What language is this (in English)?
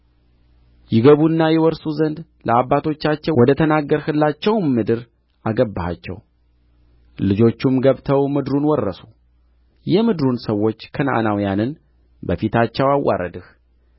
Amharic